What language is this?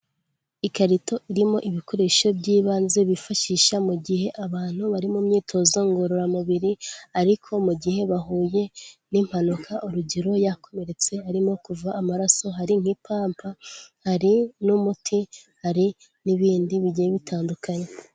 Kinyarwanda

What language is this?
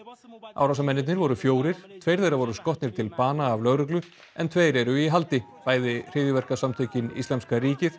Icelandic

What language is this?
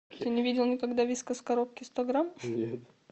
Russian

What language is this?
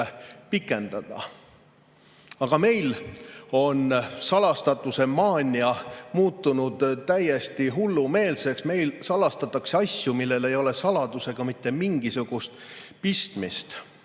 Estonian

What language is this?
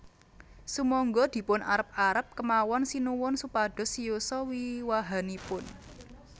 Javanese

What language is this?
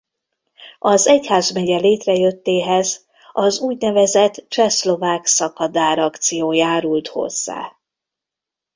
Hungarian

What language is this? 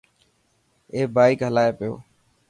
Dhatki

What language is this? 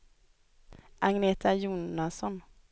Swedish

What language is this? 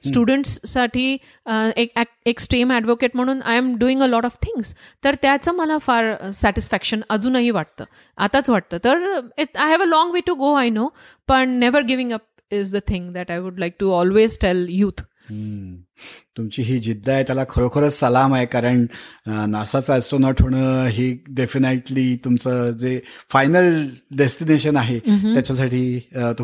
Marathi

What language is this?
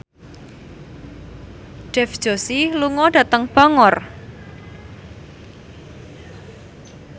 Javanese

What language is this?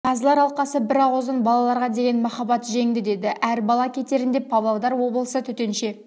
Kazakh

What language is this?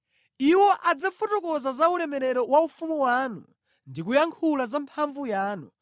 Nyanja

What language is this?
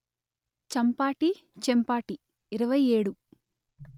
Telugu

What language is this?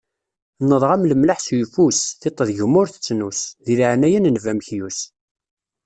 Kabyle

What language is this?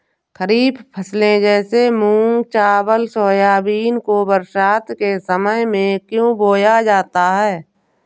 Hindi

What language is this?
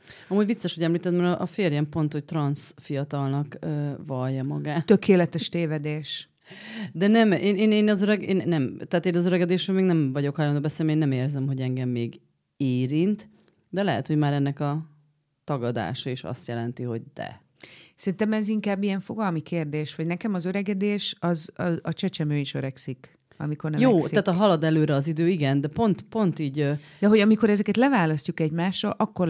Hungarian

